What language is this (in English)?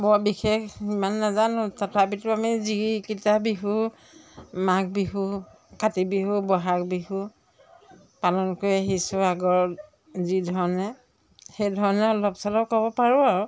Assamese